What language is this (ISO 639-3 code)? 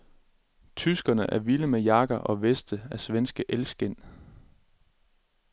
dan